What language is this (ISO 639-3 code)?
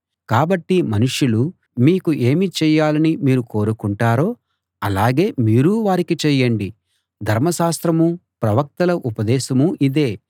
tel